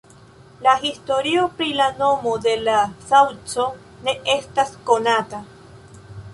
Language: Esperanto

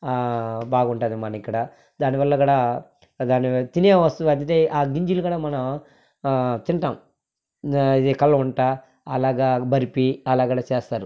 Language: Telugu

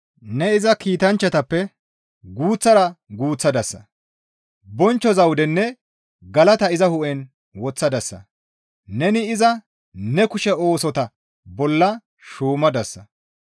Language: Gamo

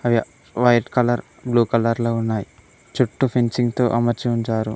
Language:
Telugu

